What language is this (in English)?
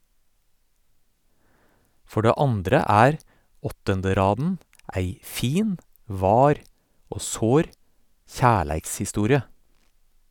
Norwegian